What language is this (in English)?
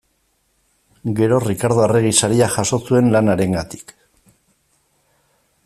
Basque